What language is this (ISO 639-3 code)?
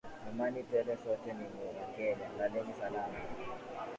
swa